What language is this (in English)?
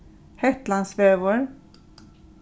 Faroese